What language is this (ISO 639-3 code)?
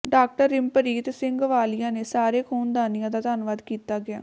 pan